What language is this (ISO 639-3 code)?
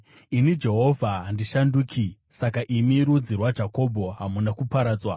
sna